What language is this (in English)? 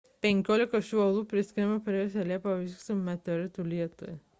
Lithuanian